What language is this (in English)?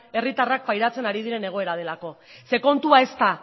Basque